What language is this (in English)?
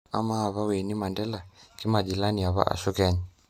Masai